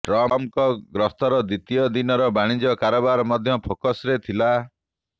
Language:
Odia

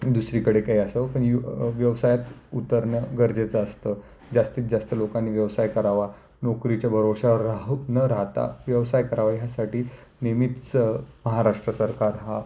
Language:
Marathi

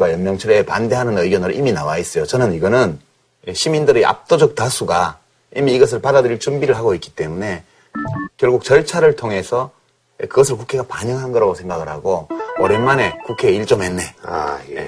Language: Korean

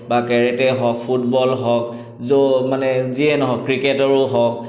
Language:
Assamese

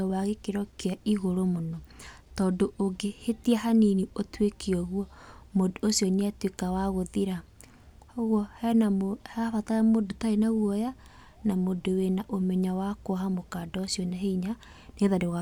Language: Kikuyu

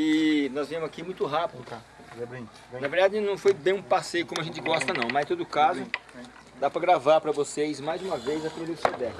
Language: Portuguese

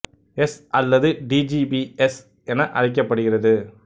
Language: Tamil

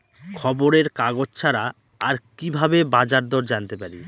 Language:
Bangla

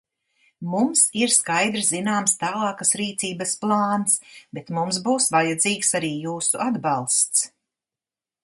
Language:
Latvian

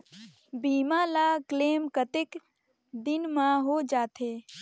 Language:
Chhattisgarhi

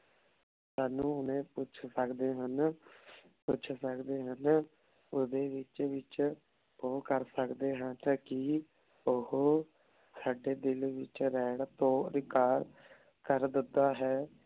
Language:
Punjabi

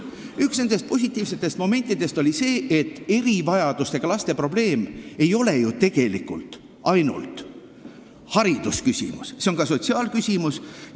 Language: Estonian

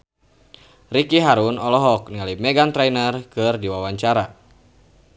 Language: Sundanese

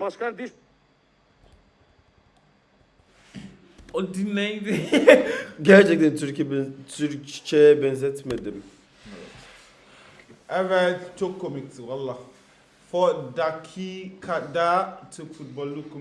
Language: Turkish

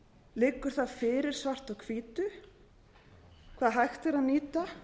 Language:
Icelandic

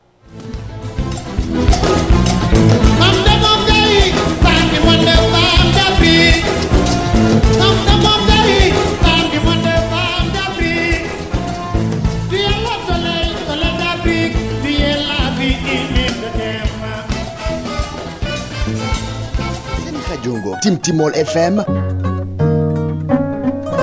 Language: Fula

